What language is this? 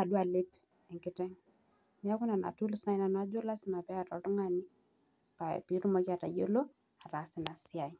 Masai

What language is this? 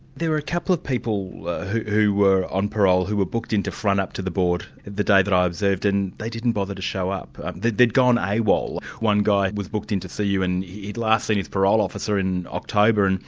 English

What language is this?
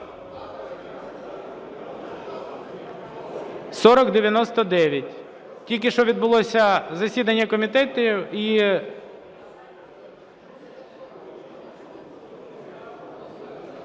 Ukrainian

